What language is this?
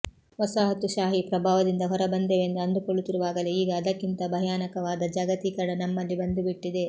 Kannada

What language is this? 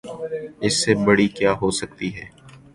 Urdu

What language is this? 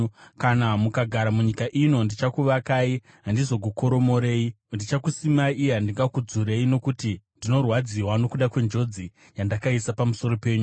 Shona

